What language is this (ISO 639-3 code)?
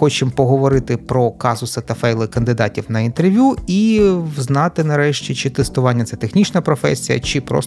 ukr